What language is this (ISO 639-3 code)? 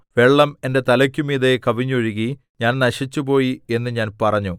mal